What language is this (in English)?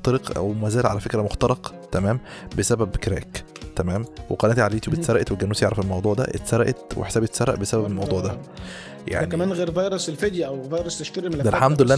Arabic